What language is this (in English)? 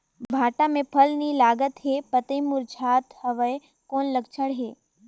Chhattisgarhi